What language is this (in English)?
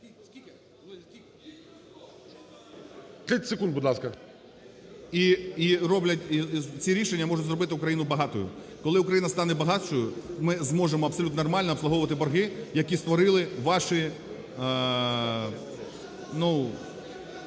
Ukrainian